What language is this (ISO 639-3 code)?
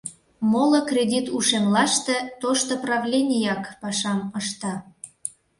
chm